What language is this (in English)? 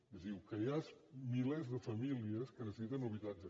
Catalan